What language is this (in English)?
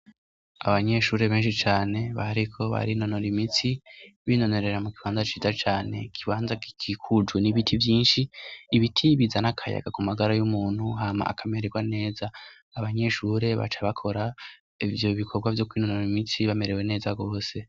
Rundi